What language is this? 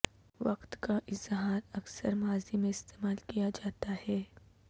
Urdu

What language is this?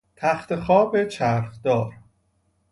Persian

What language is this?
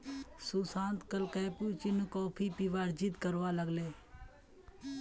Magahi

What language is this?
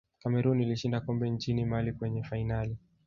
Swahili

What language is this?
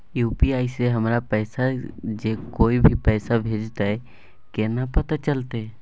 Maithili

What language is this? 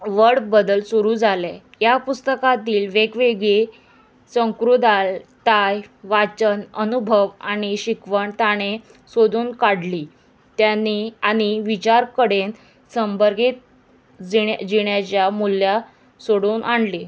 Konkani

